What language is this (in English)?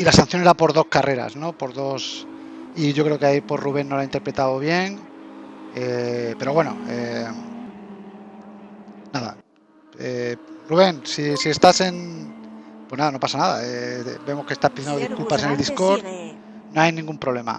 Spanish